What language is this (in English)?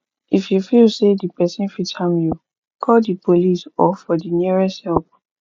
Nigerian Pidgin